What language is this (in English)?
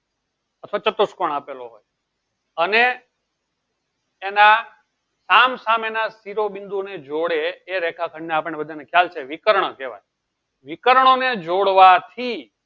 Gujarati